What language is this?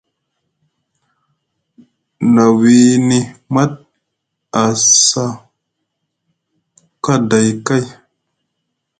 Musgu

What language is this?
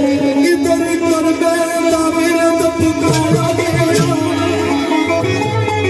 Arabic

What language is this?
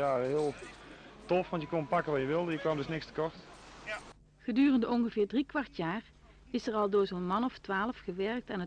Dutch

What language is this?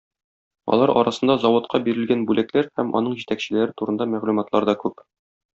Tatar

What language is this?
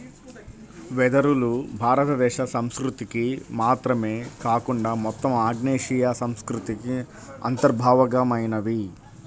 Telugu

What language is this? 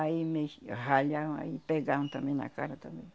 Portuguese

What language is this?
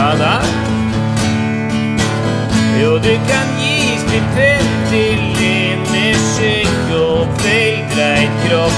Dutch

